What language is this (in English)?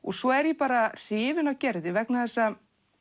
Icelandic